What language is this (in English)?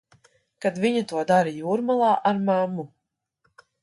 Latvian